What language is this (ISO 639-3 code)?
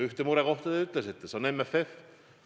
est